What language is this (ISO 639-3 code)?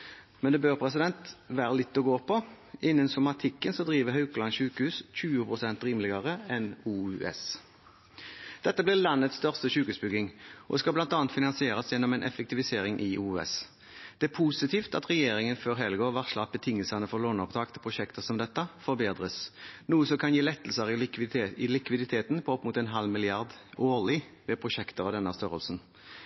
nob